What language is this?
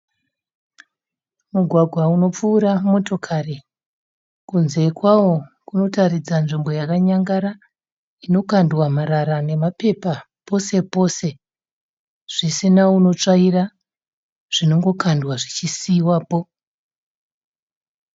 Shona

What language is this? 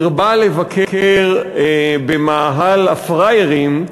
Hebrew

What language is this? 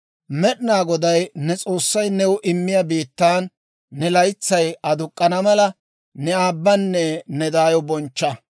Dawro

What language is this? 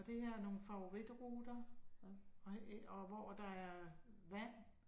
Danish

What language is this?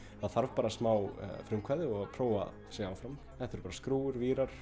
Icelandic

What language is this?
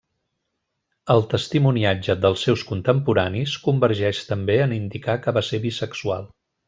Catalan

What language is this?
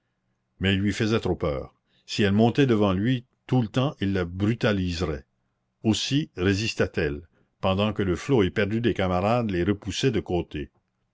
French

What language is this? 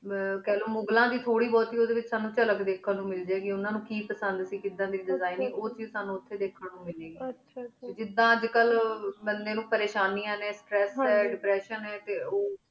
Punjabi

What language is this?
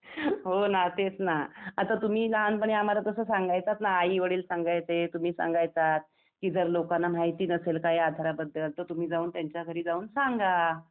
Marathi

